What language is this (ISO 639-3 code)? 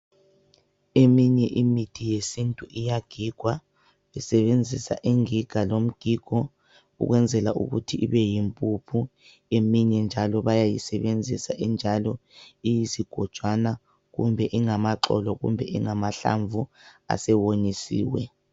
nde